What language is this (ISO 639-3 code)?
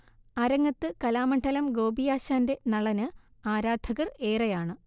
mal